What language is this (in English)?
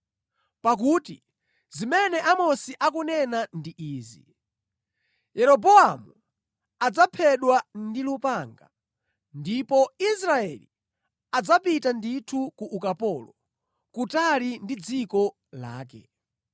Nyanja